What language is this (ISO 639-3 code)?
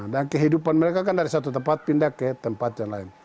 ind